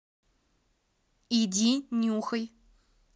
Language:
Russian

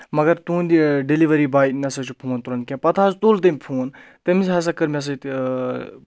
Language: Kashmiri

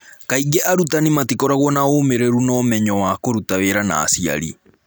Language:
Kikuyu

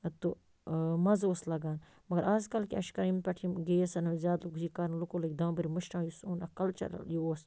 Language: Kashmiri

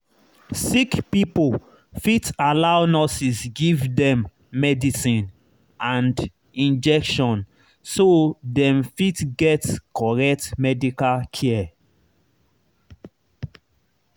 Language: Nigerian Pidgin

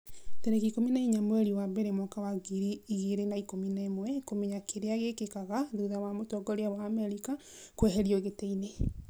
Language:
Kikuyu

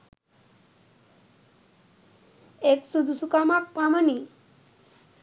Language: Sinhala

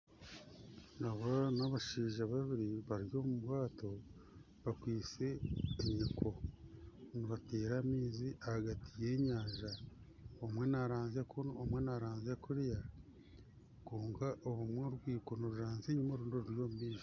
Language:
Nyankole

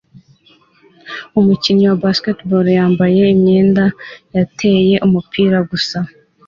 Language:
Kinyarwanda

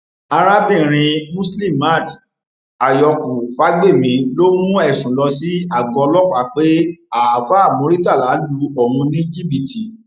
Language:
Yoruba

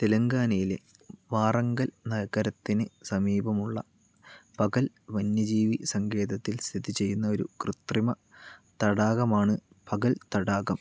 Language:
Malayalam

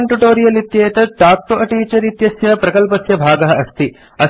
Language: Sanskrit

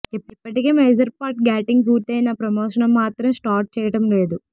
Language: Telugu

